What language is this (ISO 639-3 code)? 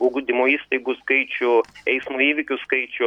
lit